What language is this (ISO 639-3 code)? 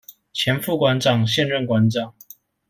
zho